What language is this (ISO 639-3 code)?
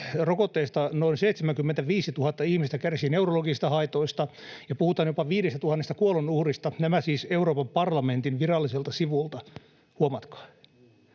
fin